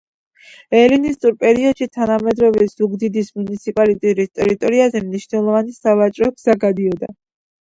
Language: Georgian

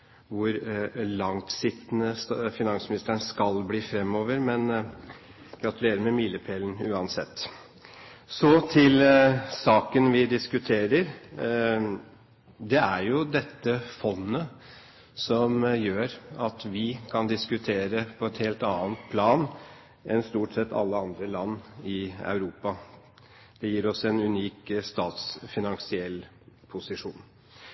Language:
Norwegian Bokmål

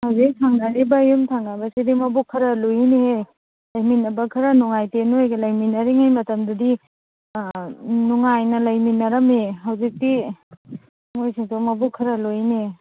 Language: Manipuri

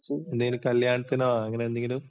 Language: Malayalam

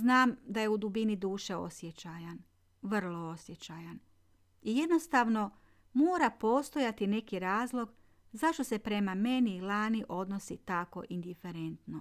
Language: Croatian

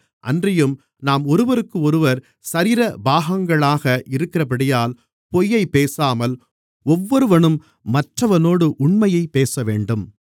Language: Tamil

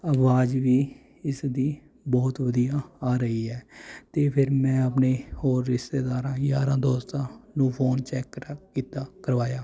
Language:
Punjabi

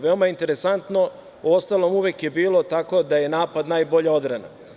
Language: Serbian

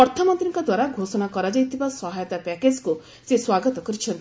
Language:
Odia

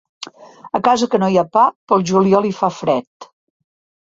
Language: Catalan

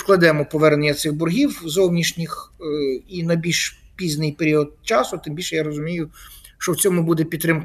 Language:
Ukrainian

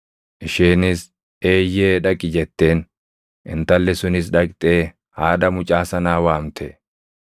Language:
Oromo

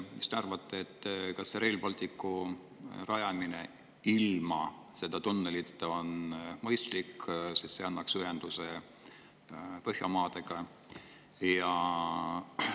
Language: Estonian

